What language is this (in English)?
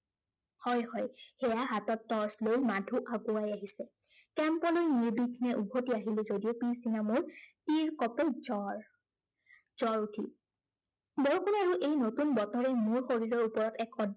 Assamese